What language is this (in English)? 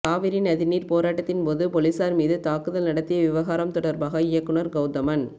Tamil